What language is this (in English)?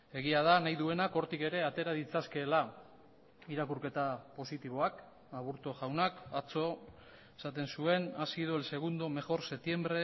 Basque